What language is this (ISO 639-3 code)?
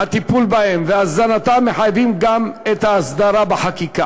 heb